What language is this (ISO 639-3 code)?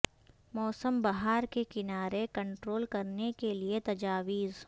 urd